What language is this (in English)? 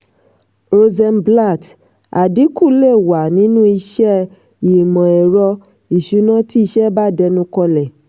Yoruba